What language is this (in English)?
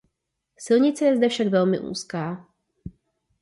Czech